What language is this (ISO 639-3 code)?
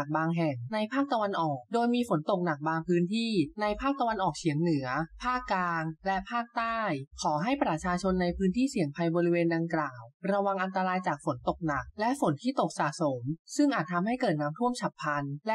tha